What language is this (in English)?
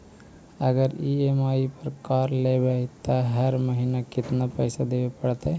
Magahi